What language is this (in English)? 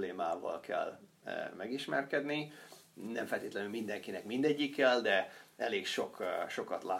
Hungarian